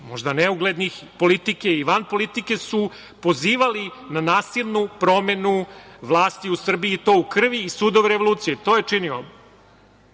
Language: Serbian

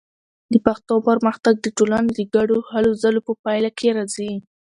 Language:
Pashto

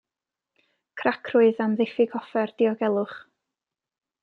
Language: Welsh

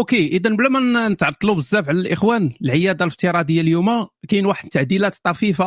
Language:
Arabic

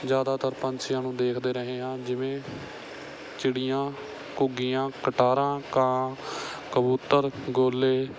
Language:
Punjabi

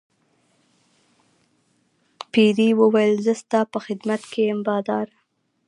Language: Pashto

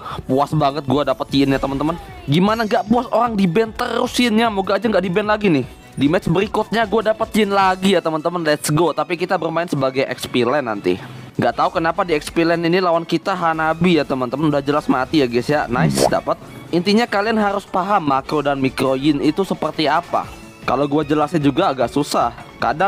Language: Indonesian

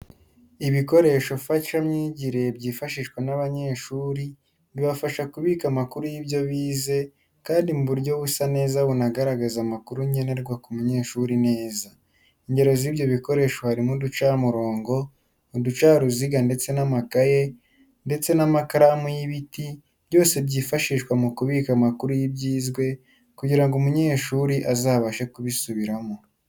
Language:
Kinyarwanda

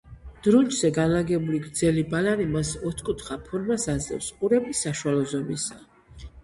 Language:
Georgian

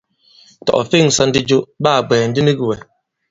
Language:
Bankon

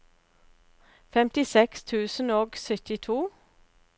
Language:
Norwegian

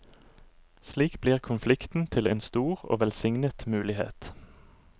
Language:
Norwegian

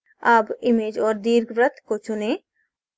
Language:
Hindi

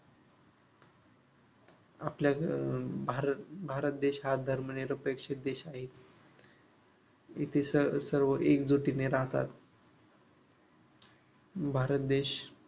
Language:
Marathi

